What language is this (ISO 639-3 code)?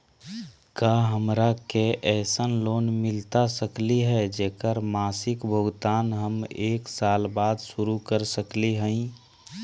mag